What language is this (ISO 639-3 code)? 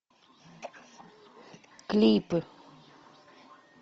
rus